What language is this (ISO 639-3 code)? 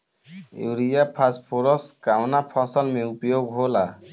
bho